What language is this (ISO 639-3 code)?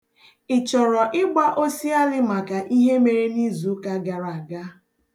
ibo